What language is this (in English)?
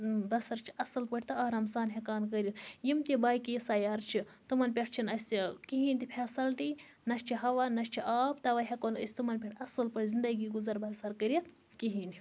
Kashmiri